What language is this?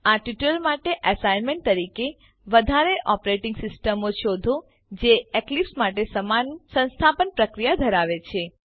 Gujarati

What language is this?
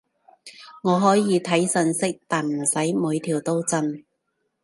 Cantonese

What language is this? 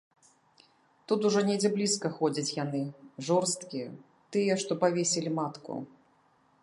Belarusian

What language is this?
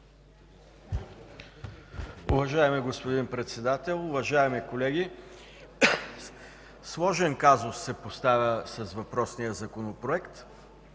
Bulgarian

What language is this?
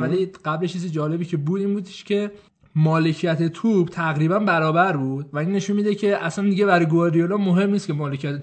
Persian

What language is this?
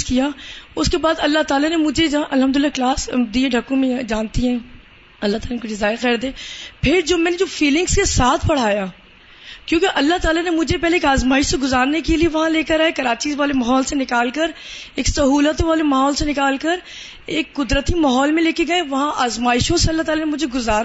Urdu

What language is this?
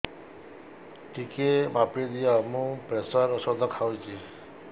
Odia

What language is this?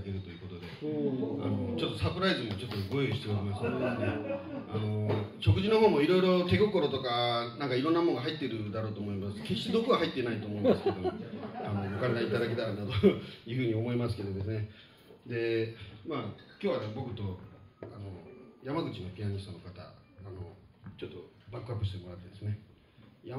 Japanese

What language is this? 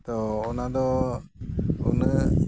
Santali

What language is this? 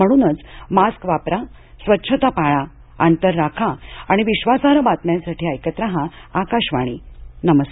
Marathi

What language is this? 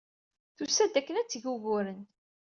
Kabyle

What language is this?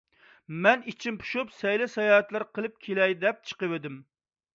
Uyghur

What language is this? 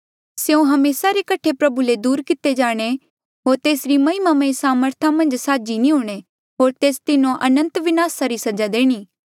Mandeali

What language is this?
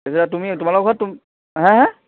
Assamese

